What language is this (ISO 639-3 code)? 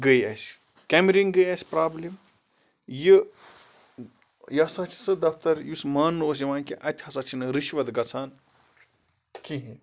kas